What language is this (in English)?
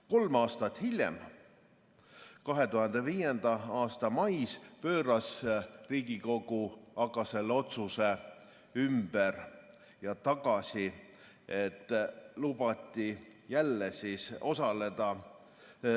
Estonian